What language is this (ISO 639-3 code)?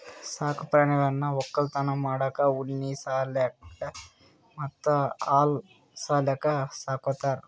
kan